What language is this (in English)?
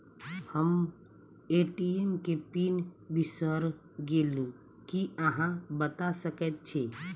Maithili